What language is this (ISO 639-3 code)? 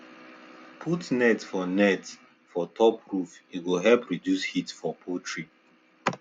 pcm